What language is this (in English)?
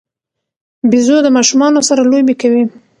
Pashto